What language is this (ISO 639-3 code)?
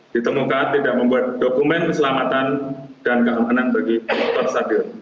ind